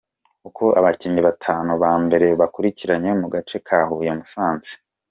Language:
Kinyarwanda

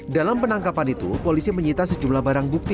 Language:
Indonesian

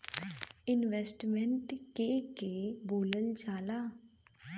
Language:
Bhojpuri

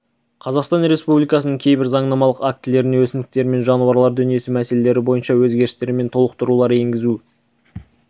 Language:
Kazakh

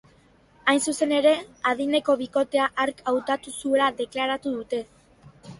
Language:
Basque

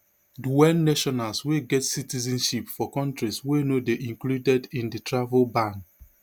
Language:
Nigerian Pidgin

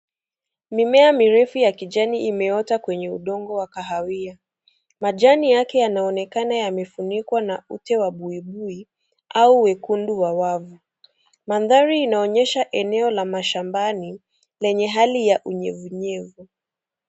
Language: Swahili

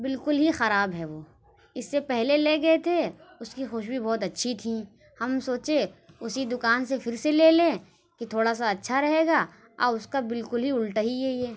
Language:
Urdu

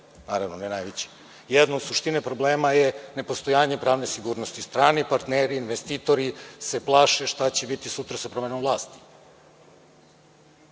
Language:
Serbian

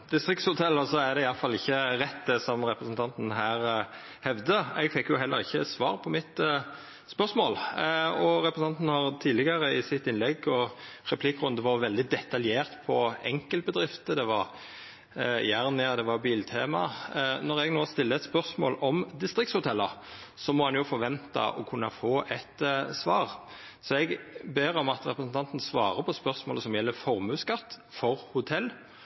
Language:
Norwegian Nynorsk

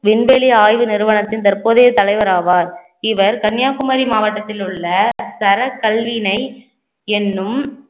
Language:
Tamil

